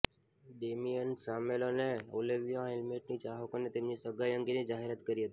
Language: Gujarati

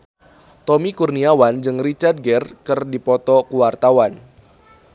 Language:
Sundanese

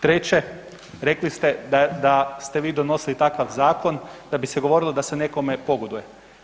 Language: Croatian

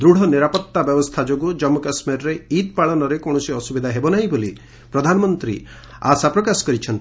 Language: Odia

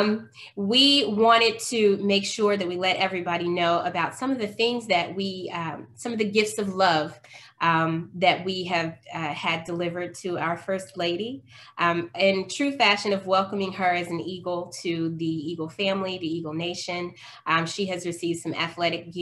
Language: English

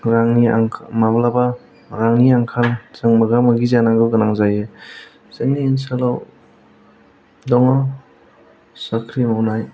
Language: Bodo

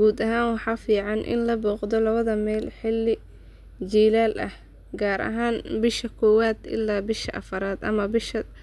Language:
Somali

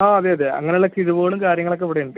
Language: Malayalam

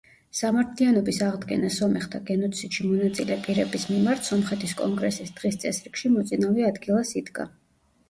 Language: Georgian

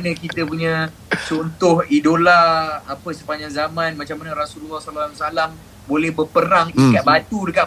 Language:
Malay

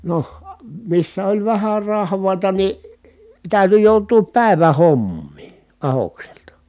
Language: Finnish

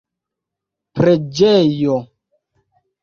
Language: Esperanto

